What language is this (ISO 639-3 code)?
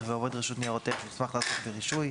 heb